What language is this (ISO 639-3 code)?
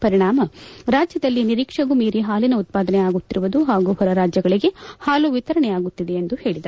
kan